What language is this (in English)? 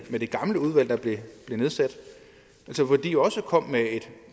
Danish